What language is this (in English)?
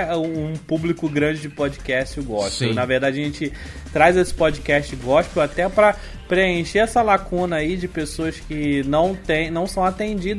Portuguese